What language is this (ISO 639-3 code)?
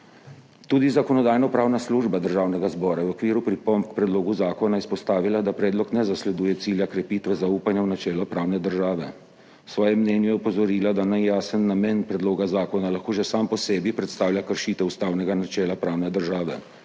slv